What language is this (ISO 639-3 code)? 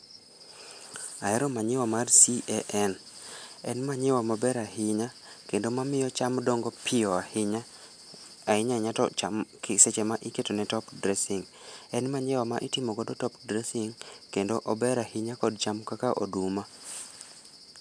luo